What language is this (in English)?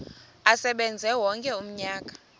Xhosa